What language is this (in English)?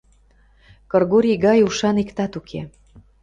Mari